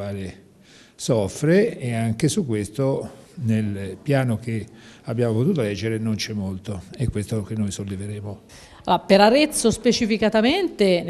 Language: Italian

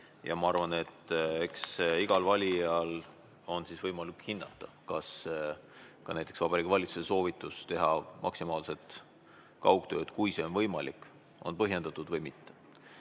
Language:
Estonian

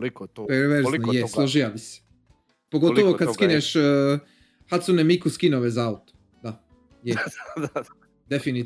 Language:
Croatian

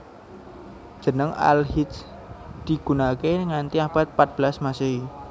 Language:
Javanese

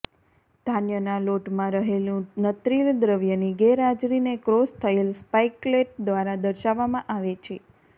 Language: Gujarati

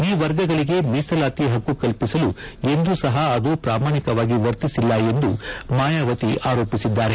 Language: Kannada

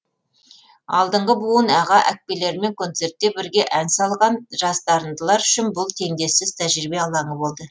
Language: Kazakh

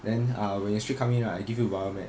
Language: English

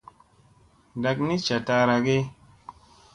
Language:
Musey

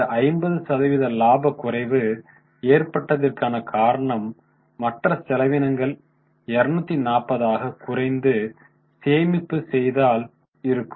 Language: Tamil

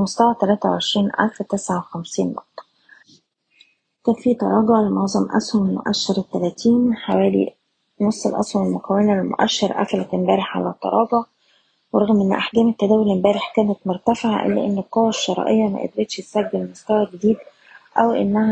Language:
Arabic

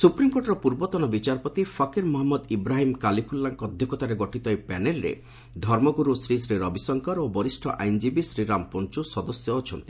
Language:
Odia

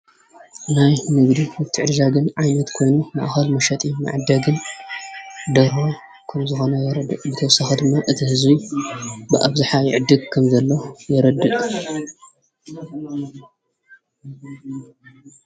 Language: Tigrinya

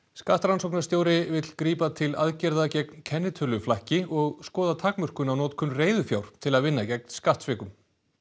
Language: Icelandic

